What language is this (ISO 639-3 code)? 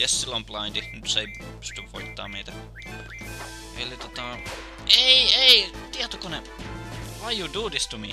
fin